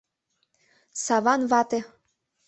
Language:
Mari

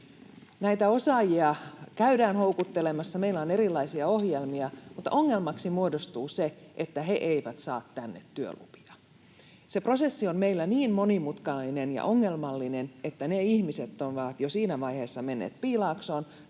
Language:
Finnish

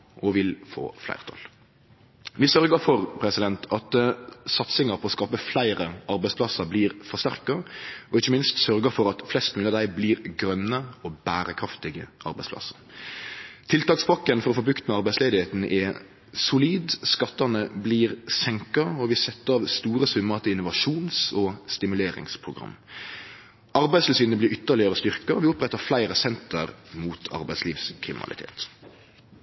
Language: Norwegian Nynorsk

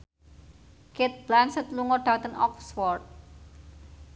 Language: Javanese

